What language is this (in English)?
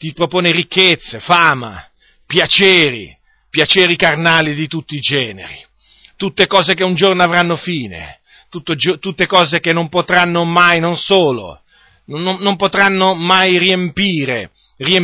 Italian